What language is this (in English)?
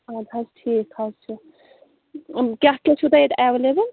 Kashmiri